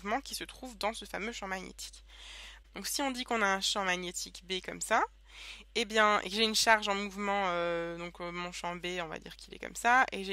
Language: French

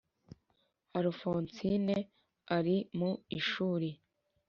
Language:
Kinyarwanda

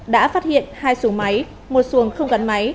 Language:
Vietnamese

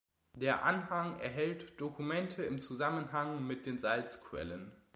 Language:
German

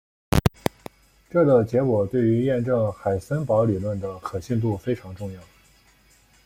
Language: Chinese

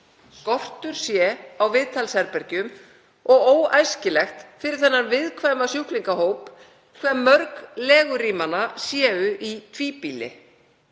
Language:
Icelandic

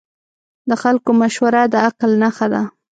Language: Pashto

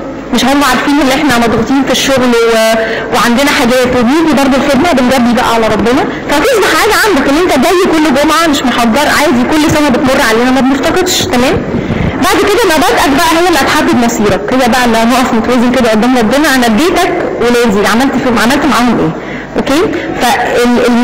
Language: Arabic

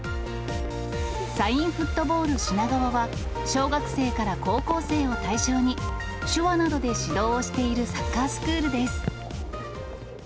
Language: Japanese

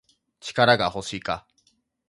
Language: Japanese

